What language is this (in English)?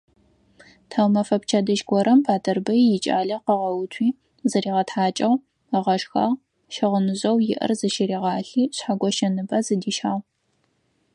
Adyghe